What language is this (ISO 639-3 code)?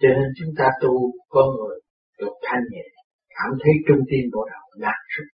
vie